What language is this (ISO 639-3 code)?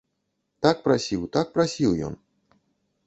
bel